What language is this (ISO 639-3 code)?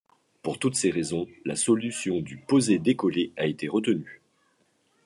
fra